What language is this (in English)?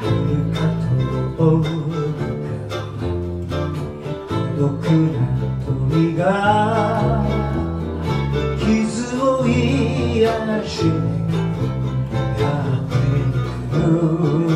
Japanese